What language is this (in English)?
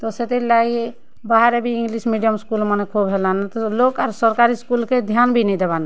Odia